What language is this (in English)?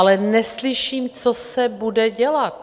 Czech